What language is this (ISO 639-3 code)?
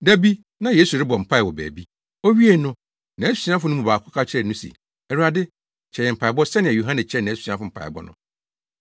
aka